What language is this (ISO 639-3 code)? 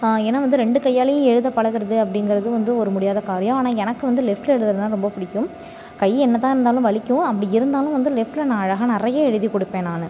tam